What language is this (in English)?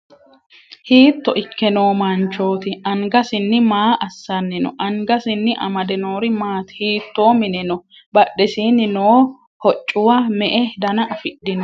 Sidamo